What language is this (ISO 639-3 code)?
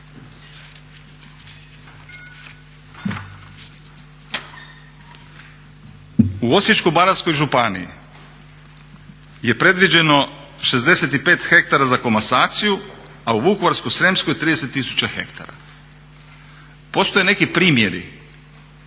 hrv